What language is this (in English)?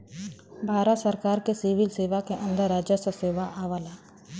Bhojpuri